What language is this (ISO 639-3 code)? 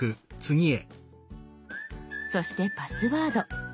jpn